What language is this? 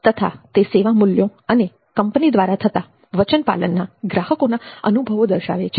Gujarati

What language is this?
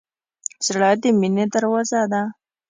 Pashto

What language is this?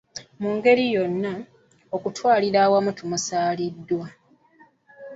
Ganda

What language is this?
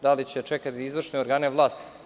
Serbian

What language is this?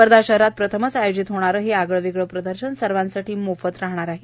Marathi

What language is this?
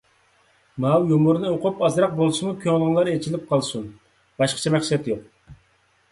Uyghur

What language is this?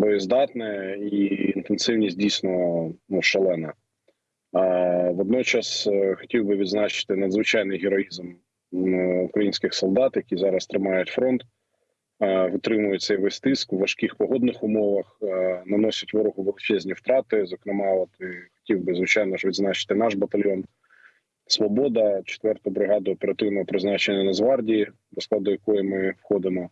Ukrainian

